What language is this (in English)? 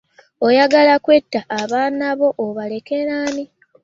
Ganda